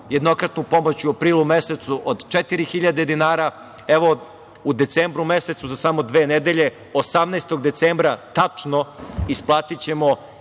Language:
Serbian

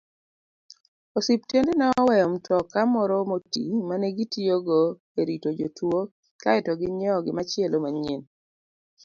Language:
Luo (Kenya and Tanzania)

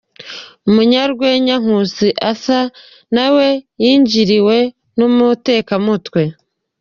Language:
Kinyarwanda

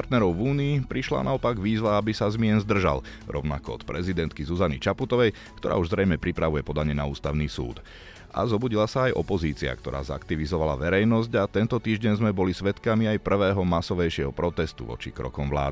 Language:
Slovak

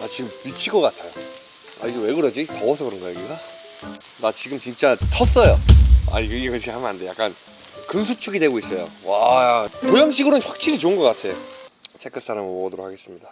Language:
Korean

